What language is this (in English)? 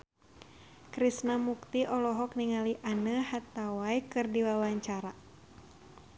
Sundanese